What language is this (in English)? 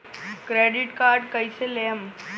Bhojpuri